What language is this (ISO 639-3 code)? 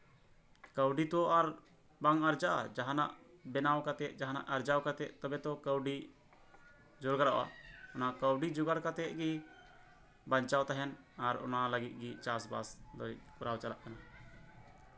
sat